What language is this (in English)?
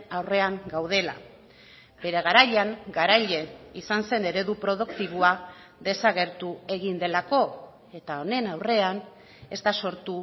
Basque